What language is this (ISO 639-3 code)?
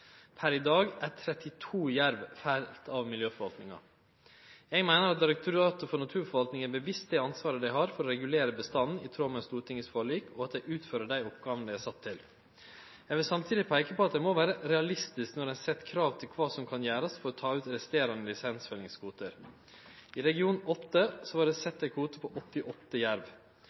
nno